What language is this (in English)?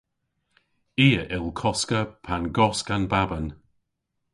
Cornish